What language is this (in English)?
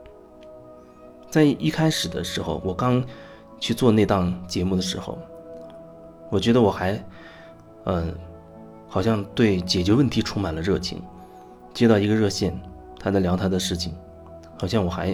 Chinese